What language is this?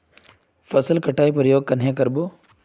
Magahi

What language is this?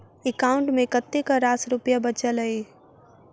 Maithili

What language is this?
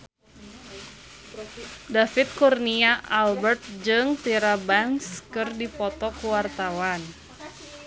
Sundanese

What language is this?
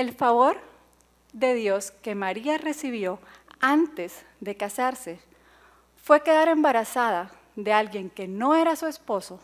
Spanish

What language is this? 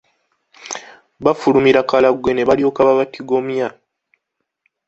Ganda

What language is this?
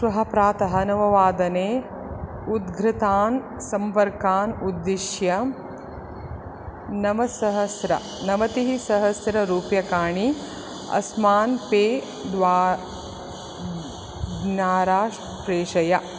Sanskrit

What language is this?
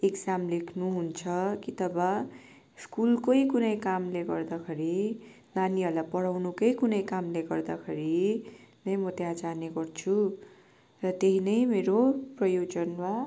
Nepali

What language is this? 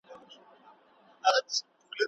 Pashto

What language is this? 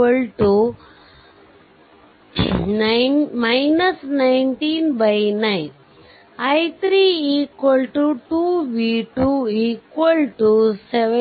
Kannada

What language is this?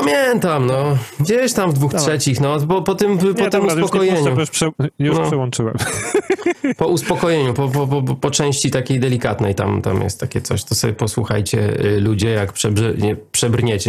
Polish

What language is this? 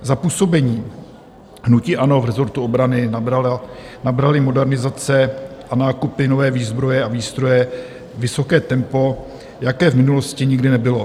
Czech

